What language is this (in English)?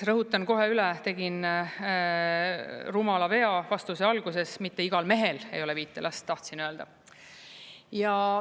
Estonian